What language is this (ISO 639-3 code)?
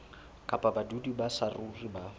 sot